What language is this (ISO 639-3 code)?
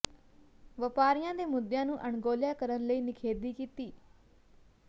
pan